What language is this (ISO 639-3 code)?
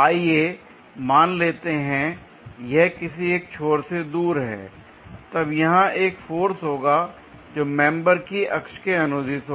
hin